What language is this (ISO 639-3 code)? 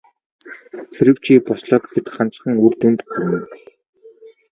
mon